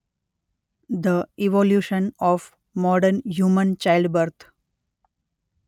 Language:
Gujarati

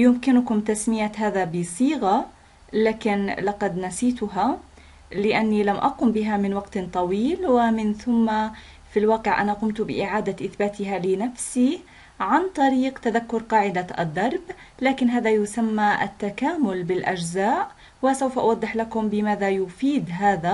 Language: Arabic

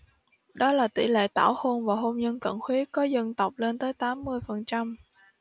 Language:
Vietnamese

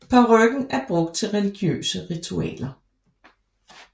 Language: Danish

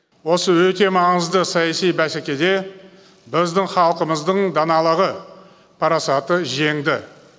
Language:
Kazakh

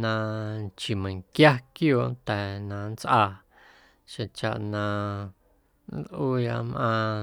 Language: Guerrero Amuzgo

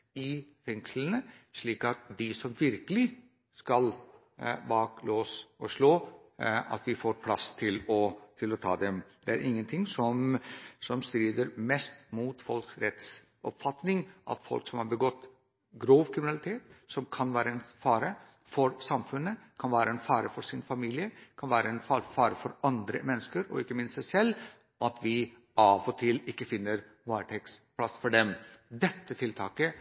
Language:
Norwegian Bokmål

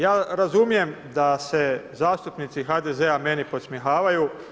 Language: Croatian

